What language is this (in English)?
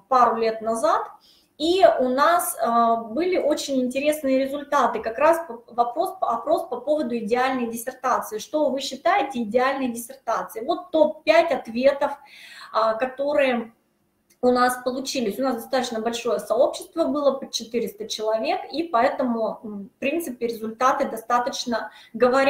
Russian